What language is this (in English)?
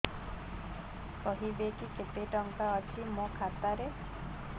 Odia